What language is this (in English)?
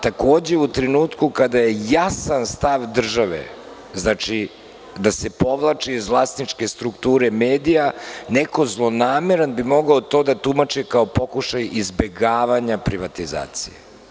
Serbian